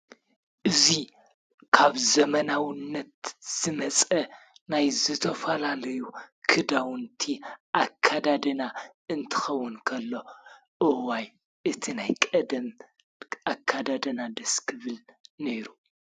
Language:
Tigrinya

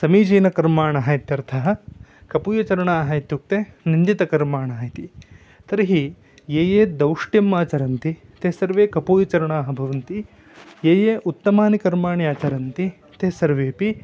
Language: Sanskrit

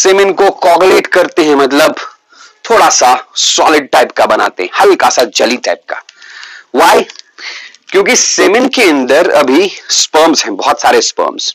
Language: Hindi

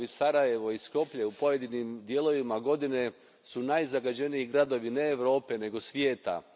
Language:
Croatian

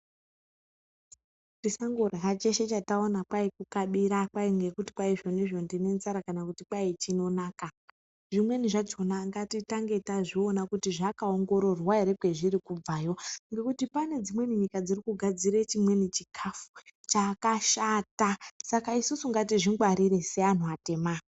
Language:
Ndau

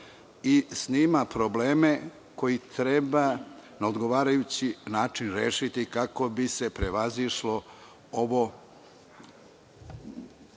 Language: Serbian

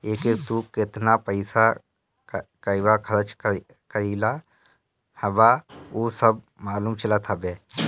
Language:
Bhojpuri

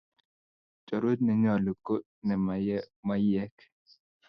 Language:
Kalenjin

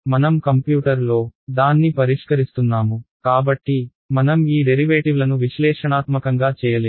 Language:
Telugu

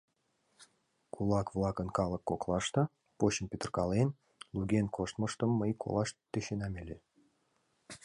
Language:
Mari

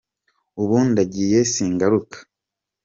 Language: Kinyarwanda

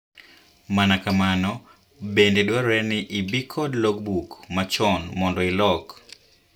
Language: Luo (Kenya and Tanzania)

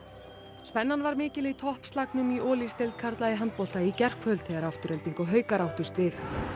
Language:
Icelandic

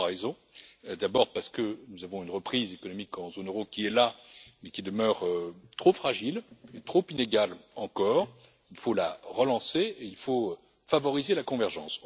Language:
French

